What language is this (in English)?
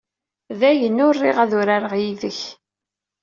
Kabyle